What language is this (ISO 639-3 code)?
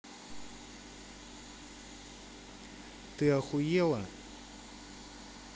rus